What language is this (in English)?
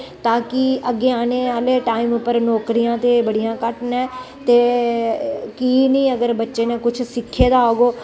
Dogri